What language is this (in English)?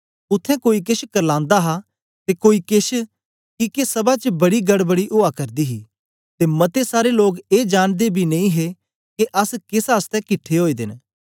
Dogri